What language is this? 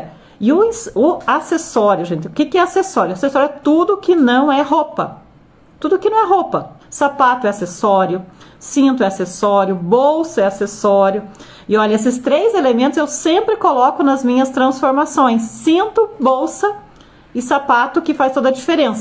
Portuguese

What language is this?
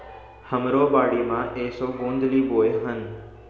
Chhattisgarhi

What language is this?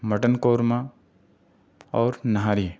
Urdu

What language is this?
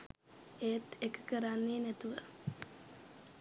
Sinhala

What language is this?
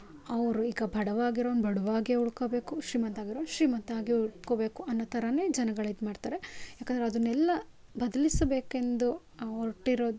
Kannada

